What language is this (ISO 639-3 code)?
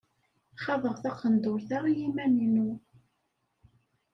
kab